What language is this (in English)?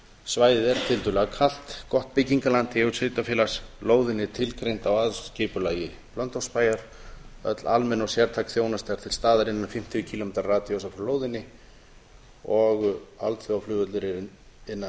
Icelandic